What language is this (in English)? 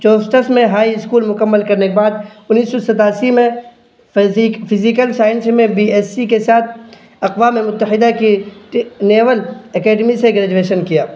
Urdu